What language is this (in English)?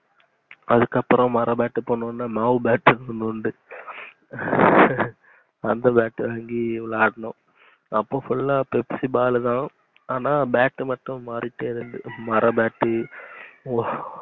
Tamil